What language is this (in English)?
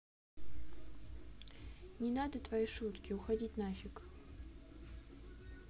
Russian